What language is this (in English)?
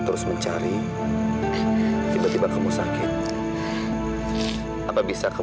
Indonesian